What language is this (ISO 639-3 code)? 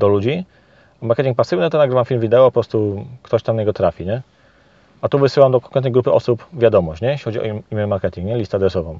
pol